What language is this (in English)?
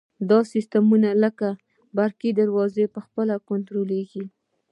Pashto